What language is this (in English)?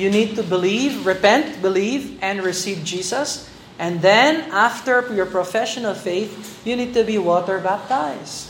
Filipino